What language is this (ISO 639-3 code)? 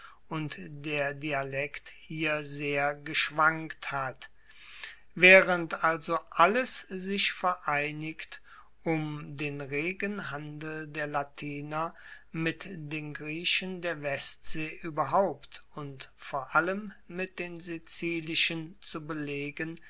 deu